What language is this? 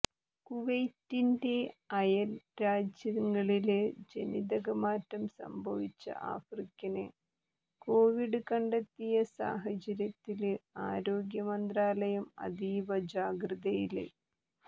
Malayalam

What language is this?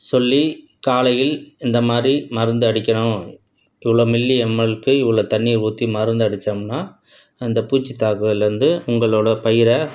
Tamil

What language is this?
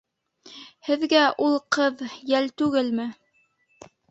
Bashkir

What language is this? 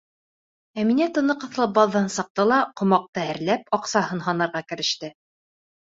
Bashkir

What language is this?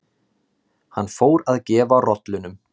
Icelandic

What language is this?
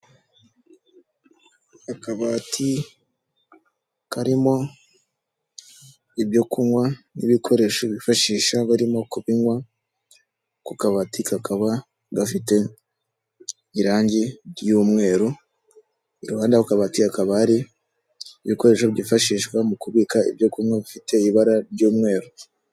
Kinyarwanda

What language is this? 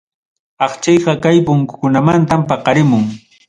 Ayacucho Quechua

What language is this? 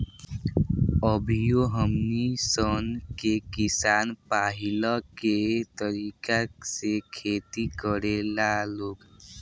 Bhojpuri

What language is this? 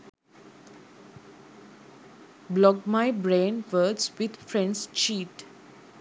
Sinhala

